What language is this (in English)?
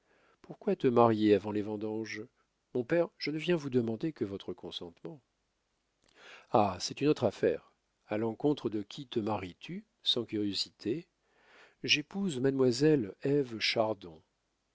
French